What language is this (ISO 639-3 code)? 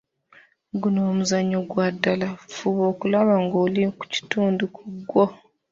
lug